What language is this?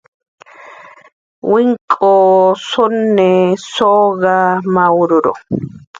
Jaqaru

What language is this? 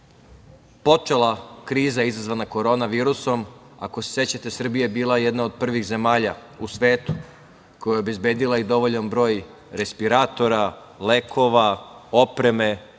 Serbian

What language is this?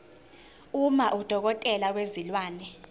Zulu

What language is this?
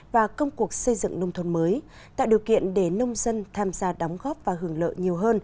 Vietnamese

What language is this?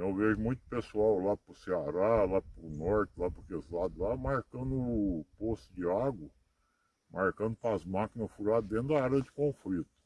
Portuguese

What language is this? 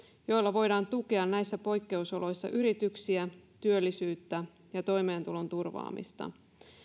Finnish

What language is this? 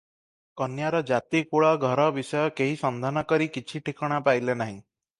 Odia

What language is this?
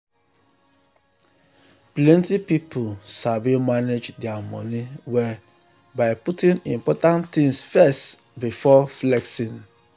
Nigerian Pidgin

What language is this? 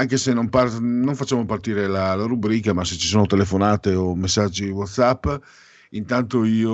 Italian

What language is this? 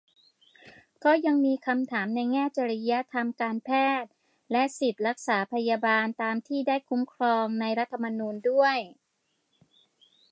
Thai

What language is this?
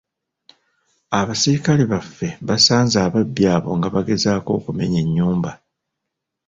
Ganda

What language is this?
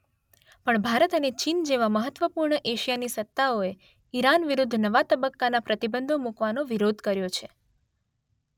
Gujarati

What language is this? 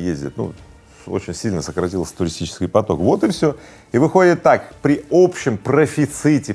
Russian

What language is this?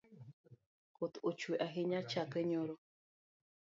Luo (Kenya and Tanzania)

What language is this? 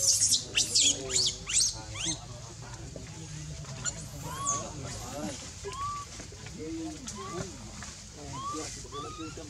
Thai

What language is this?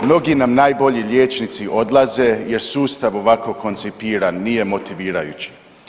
Croatian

